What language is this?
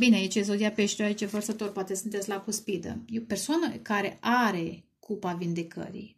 Romanian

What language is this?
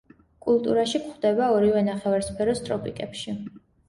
Georgian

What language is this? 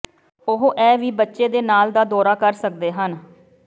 Punjabi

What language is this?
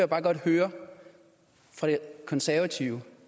Danish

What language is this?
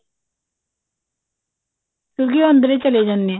Punjabi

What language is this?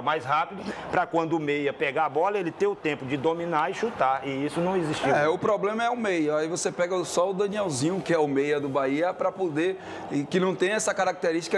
Portuguese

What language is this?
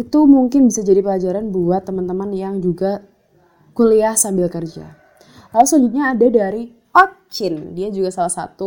Indonesian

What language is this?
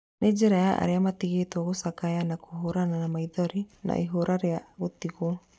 Kikuyu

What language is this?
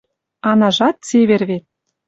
Western Mari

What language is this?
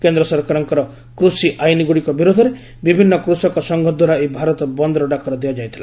Odia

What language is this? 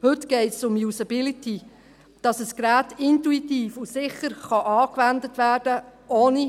Swiss German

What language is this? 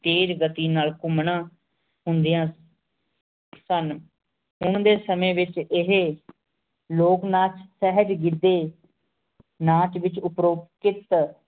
Punjabi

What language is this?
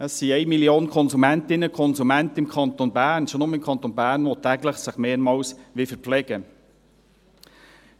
Swiss German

